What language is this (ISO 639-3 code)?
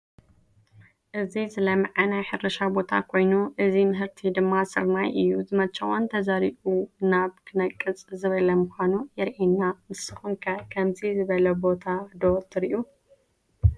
tir